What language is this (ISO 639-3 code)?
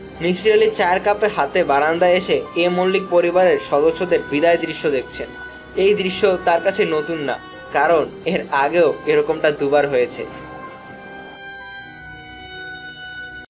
ben